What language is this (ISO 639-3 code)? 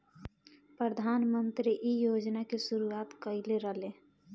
bho